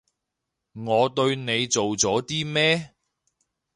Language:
Cantonese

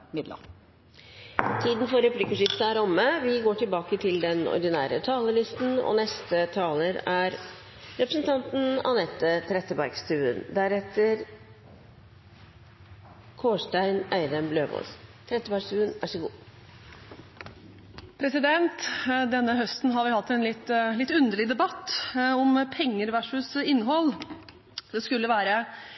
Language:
Norwegian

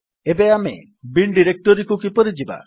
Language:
Odia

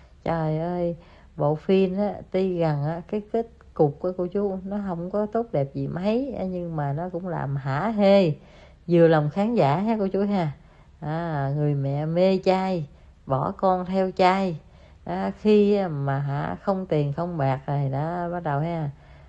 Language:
Vietnamese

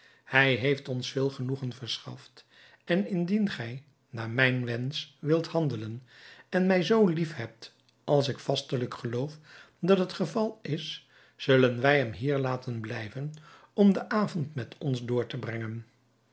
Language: Dutch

